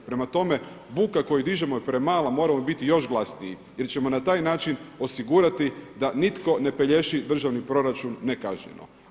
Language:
Croatian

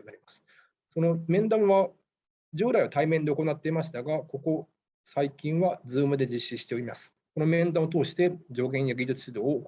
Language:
Japanese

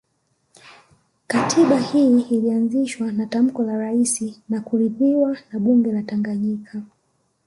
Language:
Swahili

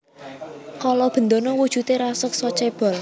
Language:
Javanese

